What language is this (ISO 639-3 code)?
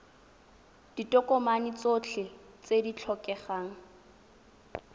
tsn